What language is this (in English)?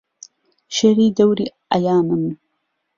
Central Kurdish